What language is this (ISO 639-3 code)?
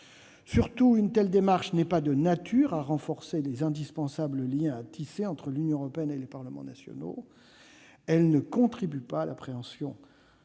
fra